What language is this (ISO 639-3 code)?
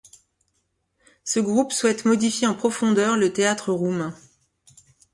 fra